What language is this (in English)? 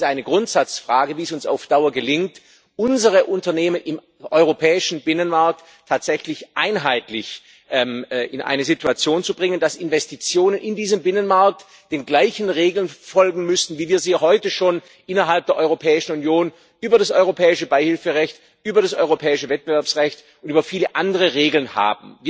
German